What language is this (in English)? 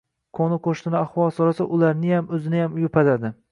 Uzbek